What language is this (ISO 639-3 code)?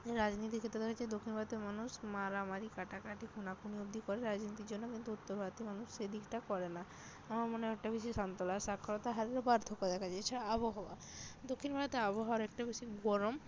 ben